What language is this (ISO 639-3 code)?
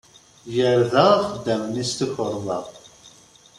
kab